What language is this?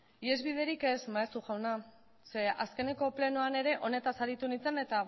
Basque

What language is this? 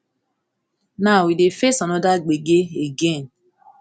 Nigerian Pidgin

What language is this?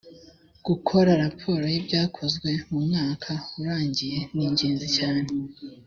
Kinyarwanda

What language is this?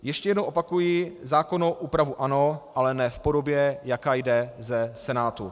Czech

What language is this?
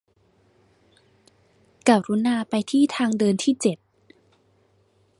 Thai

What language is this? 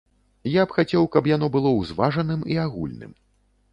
Belarusian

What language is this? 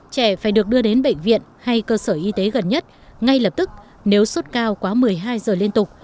Vietnamese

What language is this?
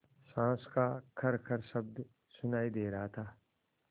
Hindi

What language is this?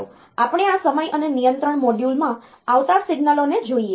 Gujarati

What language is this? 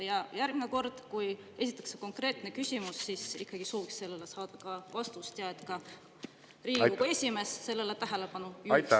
Estonian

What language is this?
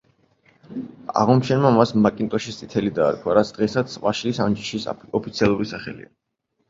Georgian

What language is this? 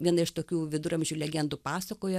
Lithuanian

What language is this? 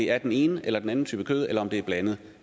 Danish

